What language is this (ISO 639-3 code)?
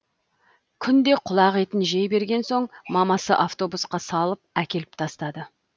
kaz